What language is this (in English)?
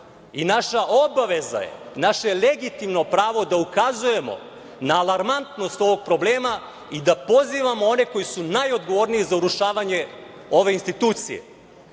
Serbian